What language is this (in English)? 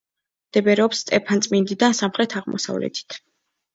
Georgian